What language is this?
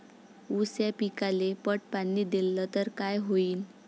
Marathi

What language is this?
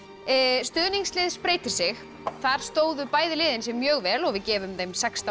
Icelandic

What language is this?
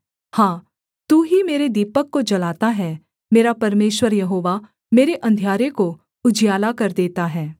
Hindi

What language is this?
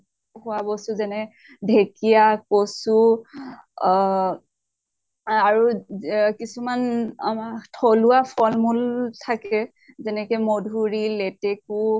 Assamese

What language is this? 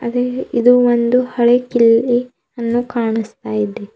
Kannada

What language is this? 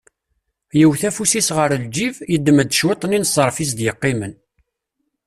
Kabyle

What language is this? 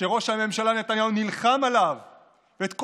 Hebrew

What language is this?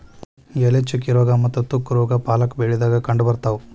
Kannada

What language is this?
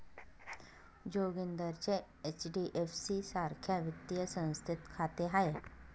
Marathi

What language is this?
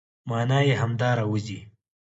Pashto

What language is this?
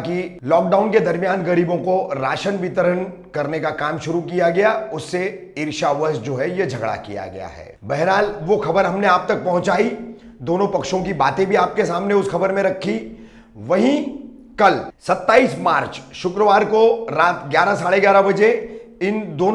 Hindi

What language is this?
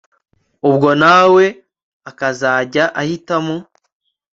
Kinyarwanda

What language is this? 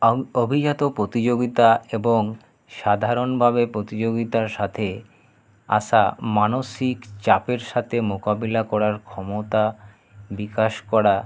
Bangla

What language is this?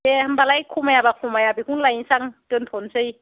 Bodo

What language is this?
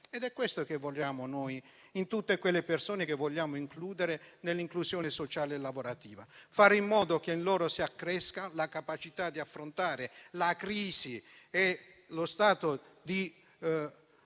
Italian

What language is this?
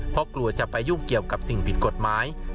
Thai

